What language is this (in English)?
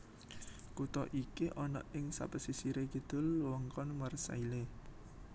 Javanese